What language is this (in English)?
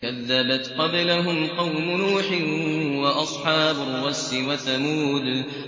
Arabic